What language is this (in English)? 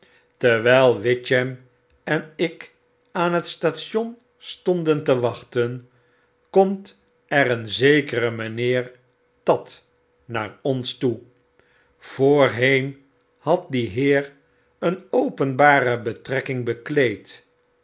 Dutch